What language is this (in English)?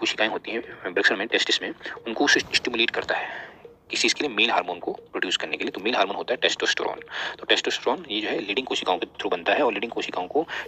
Hindi